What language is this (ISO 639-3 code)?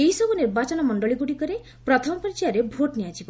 ori